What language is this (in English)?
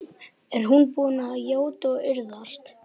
Icelandic